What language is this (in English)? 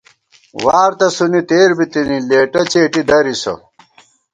Gawar-Bati